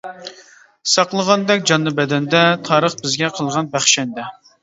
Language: Uyghur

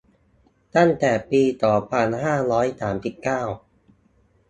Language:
Thai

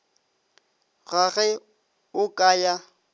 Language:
Northern Sotho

